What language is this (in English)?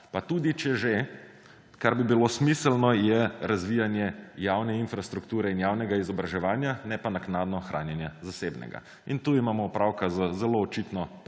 Slovenian